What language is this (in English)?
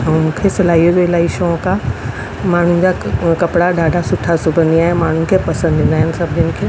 Sindhi